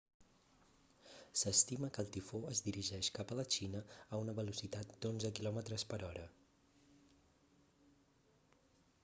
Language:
Catalan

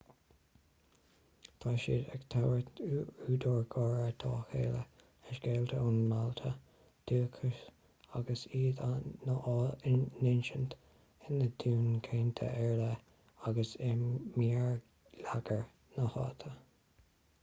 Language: Irish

